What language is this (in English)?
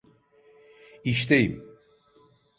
Turkish